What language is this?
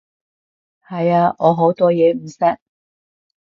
Cantonese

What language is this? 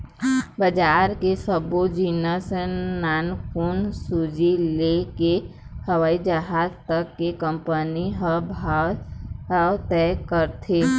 Chhattisgarhi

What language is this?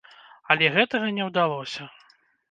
Belarusian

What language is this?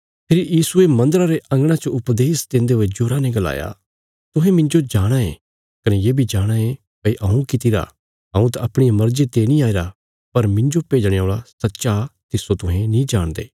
Bilaspuri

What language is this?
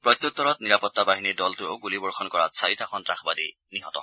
Assamese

